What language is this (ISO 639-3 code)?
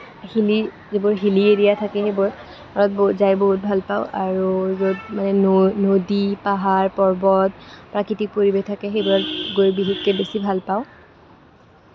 asm